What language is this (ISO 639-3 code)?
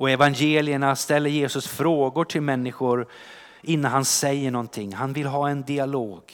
swe